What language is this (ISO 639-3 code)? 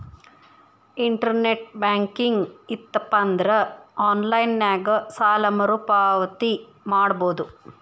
kan